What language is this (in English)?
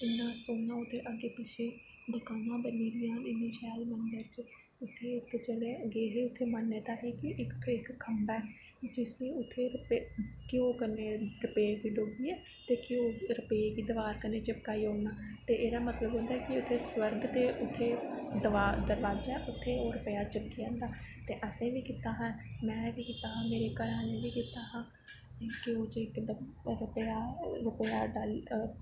Dogri